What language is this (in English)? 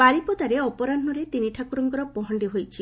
Odia